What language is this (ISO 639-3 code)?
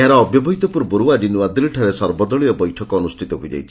ori